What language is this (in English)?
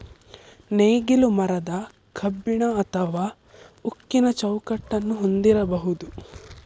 Kannada